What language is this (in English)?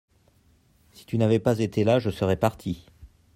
French